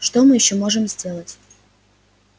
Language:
Russian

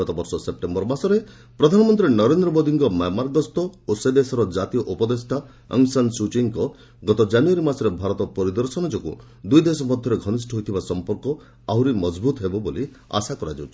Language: Odia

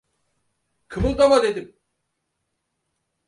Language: Turkish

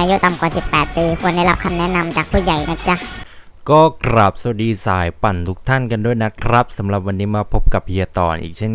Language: Thai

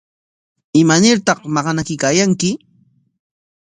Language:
Corongo Ancash Quechua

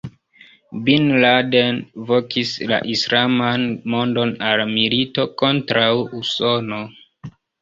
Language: Esperanto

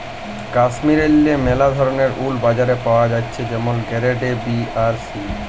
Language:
Bangla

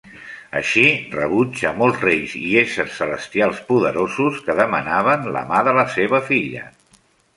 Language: Catalan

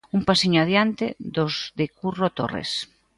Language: Galician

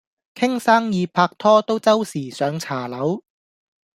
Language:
Cantonese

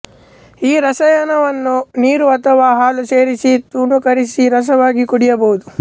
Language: Kannada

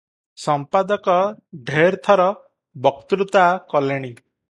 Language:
Odia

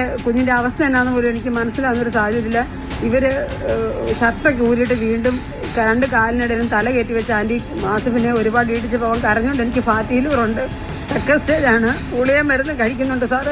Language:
Malayalam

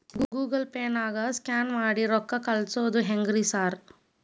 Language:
Kannada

